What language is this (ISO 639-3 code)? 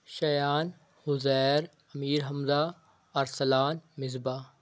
urd